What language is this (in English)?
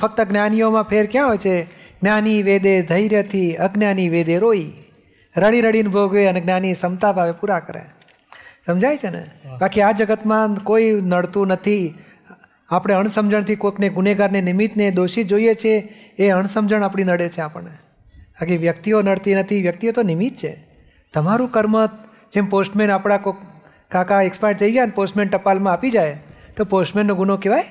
Gujarati